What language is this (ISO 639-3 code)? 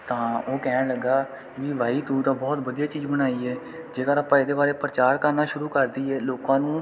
pan